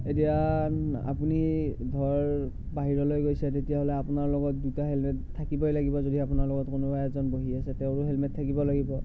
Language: Assamese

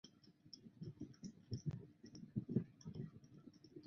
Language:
Chinese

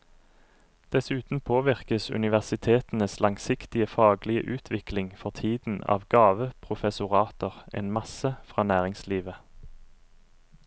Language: Norwegian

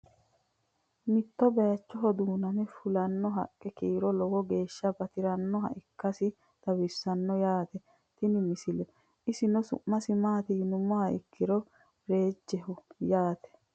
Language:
Sidamo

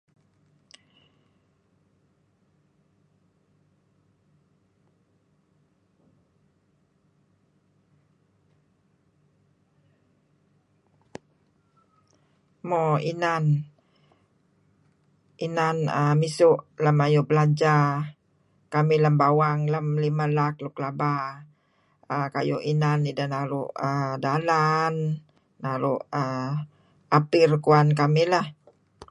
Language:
Kelabit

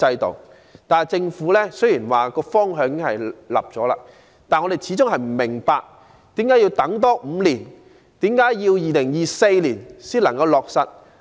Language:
Cantonese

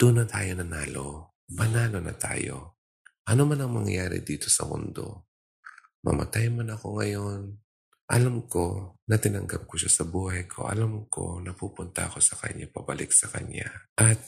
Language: Filipino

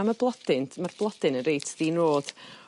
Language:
Welsh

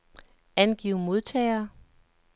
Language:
Danish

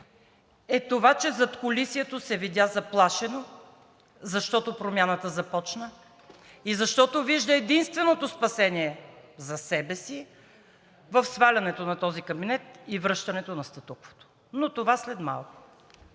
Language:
Bulgarian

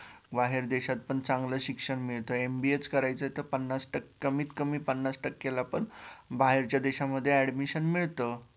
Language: Marathi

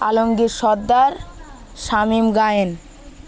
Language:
Bangla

